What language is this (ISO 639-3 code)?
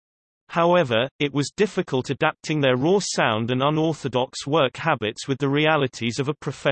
eng